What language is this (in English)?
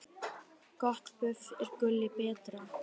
Icelandic